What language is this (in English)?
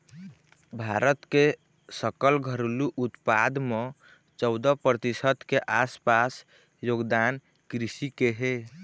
Chhattisgarhi